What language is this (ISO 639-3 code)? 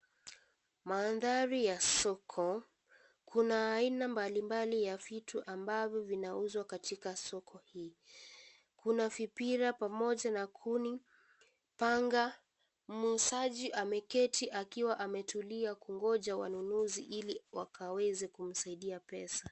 swa